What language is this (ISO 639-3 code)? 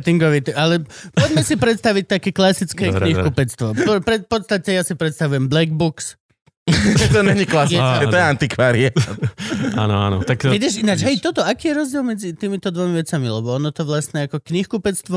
slk